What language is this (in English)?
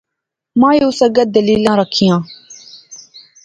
Pahari-Potwari